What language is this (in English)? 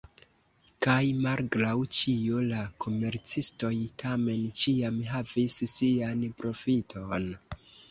Esperanto